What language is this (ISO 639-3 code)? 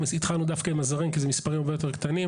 heb